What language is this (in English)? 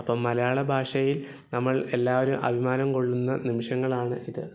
Malayalam